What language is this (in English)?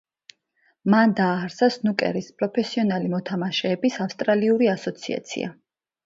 Georgian